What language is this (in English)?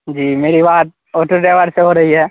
Urdu